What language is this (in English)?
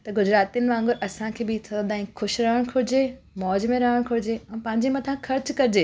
Sindhi